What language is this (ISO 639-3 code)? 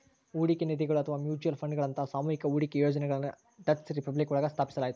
kan